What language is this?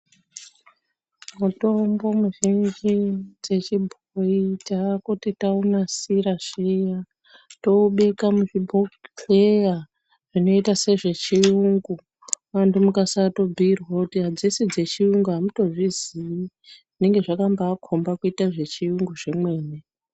Ndau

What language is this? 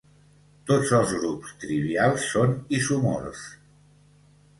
Catalan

